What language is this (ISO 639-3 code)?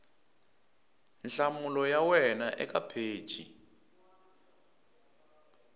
tso